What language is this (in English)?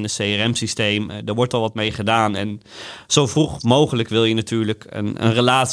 Dutch